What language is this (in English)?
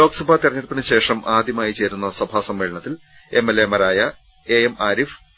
Malayalam